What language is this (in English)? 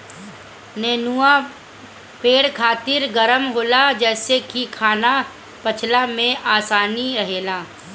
Bhojpuri